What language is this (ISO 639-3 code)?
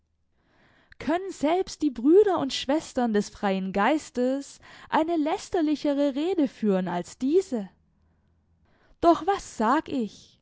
deu